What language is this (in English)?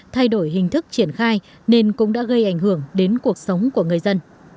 Vietnamese